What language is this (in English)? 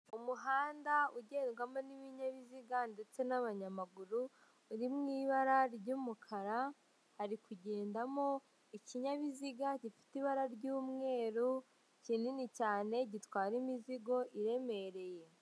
Kinyarwanda